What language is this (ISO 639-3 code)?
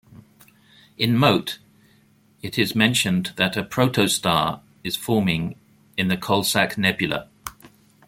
eng